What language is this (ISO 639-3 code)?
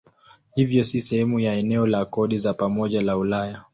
swa